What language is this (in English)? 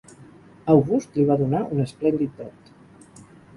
Catalan